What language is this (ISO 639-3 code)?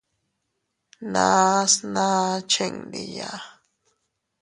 cut